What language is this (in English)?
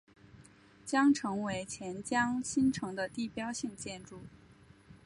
Chinese